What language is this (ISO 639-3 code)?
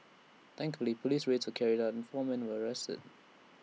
eng